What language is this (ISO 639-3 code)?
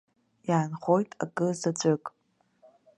abk